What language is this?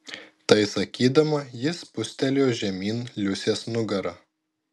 Lithuanian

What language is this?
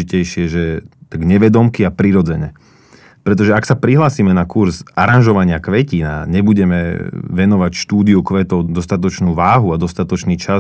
Slovak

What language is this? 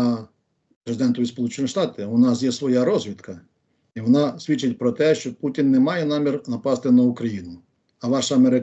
Ukrainian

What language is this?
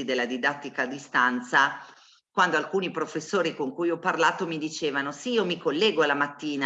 Italian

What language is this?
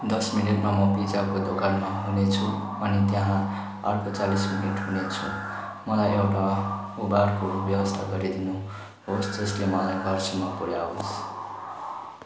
Nepali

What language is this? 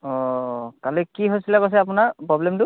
Assamese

